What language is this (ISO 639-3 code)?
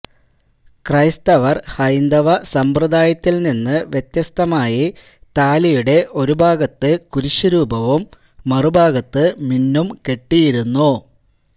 mal